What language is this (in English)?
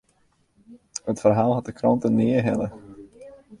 Western Frisian